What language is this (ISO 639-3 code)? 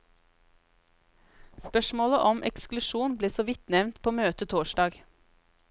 nor